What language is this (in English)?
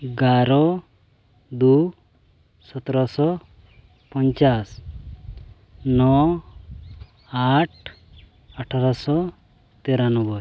Santali